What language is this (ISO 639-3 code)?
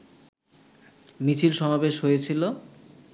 ben